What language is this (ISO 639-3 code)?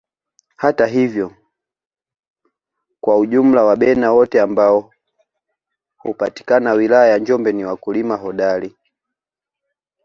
swa